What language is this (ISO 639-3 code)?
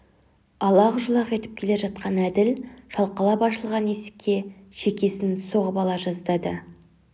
kaz